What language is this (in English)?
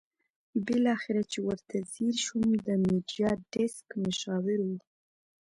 Pashto